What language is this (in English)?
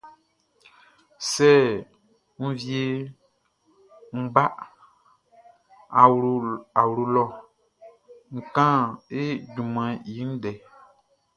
Baoulé